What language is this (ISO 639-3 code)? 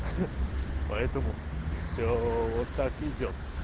rus